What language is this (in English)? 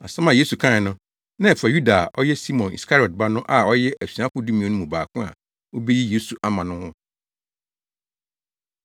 Akan